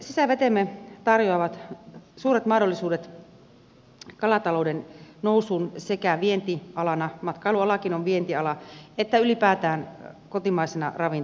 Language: Finnish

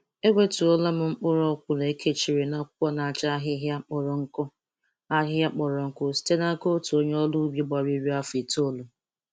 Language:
Igbo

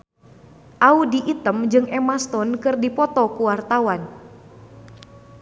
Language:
Sundanese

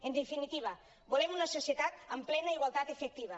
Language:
Catalan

